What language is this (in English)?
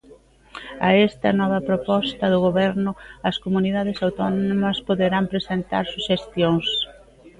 Galician